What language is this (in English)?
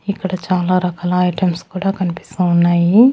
Telugu